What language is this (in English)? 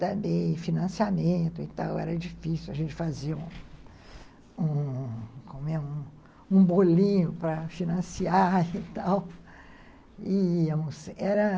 Portuguese